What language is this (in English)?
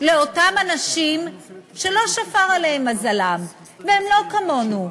Hebrew